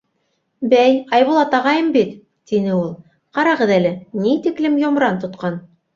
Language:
Bashkir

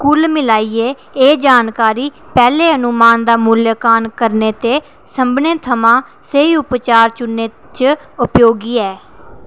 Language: Dogri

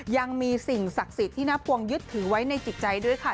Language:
Thai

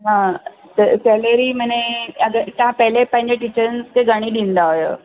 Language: Sindhi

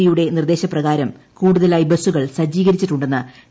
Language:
Malayalam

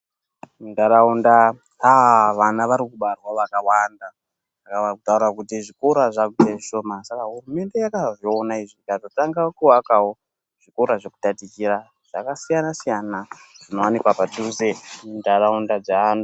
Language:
Ndau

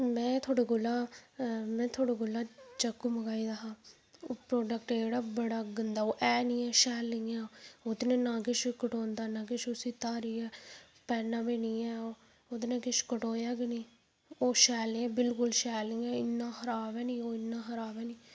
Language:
Dogri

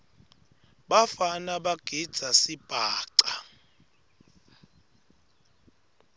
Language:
Swati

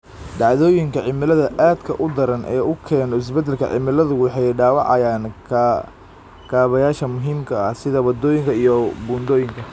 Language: Somali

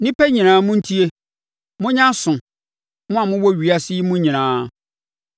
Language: Akan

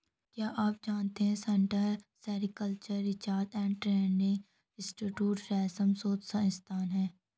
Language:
Hindi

